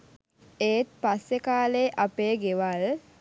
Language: Sinhala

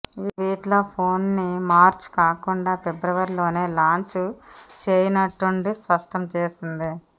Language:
Telugu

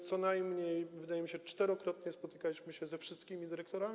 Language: Polish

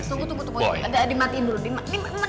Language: Indonesian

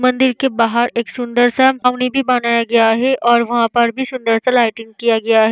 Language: Hindi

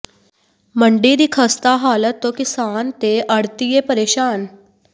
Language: Punjabi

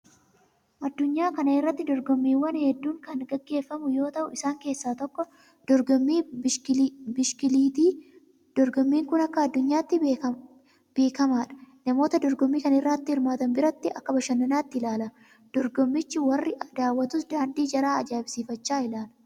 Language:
Oromo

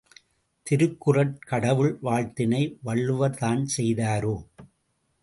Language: Tamil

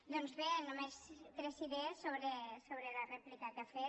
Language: Catalan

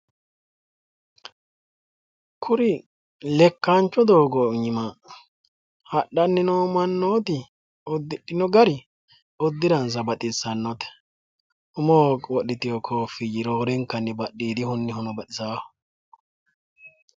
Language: Sidamo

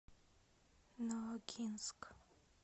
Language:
Russian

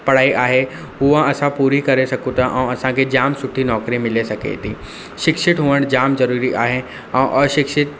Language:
Sindhi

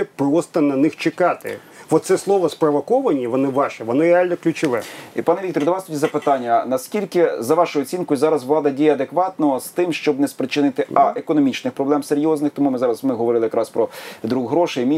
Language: Ukrainian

